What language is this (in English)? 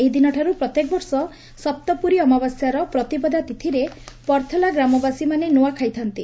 Odia